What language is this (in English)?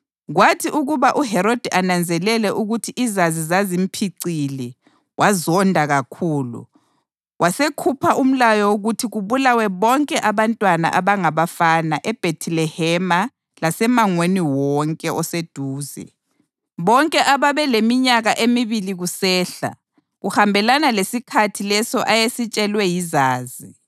North Ndebele